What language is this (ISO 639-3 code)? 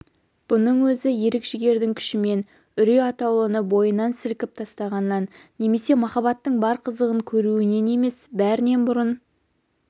kaz